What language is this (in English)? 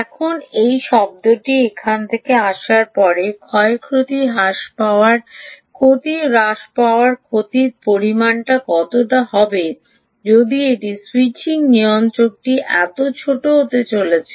Bangla